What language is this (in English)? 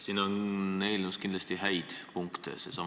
Estonian